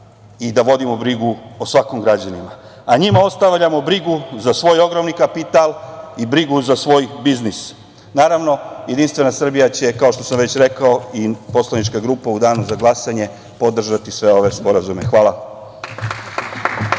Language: Serbian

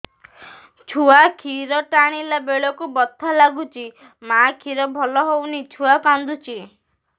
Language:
Odia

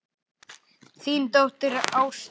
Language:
Icelandic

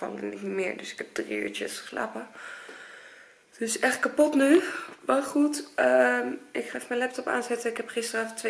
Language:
Dutch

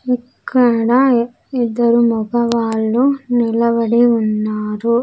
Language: Telugu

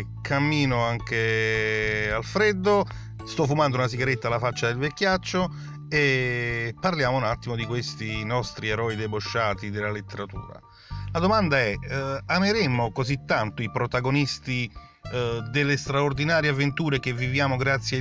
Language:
Italian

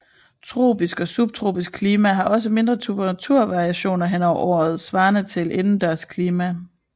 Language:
Danish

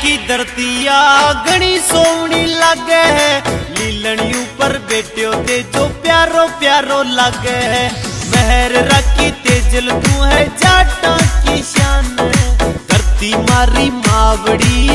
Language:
Hindi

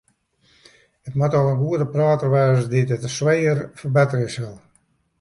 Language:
Western Frisian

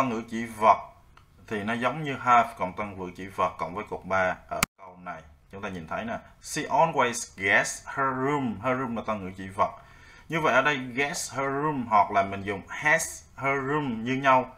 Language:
Vietnamese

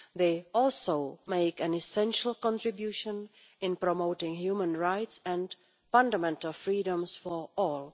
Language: English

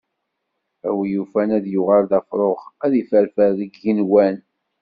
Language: Kabyle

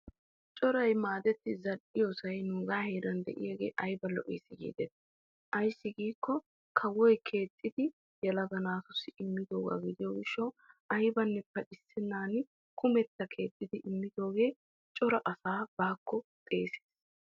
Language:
Wolaytta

